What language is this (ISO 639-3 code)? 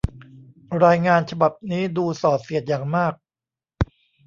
tha